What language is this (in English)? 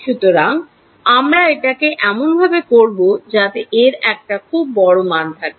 Bangla